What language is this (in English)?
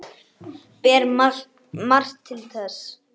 Icelandic